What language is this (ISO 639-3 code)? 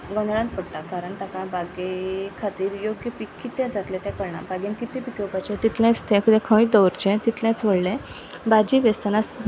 kok